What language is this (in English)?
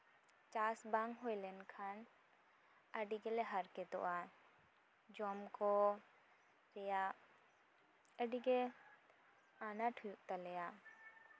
Santali